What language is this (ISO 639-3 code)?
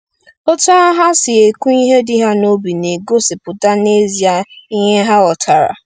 ibo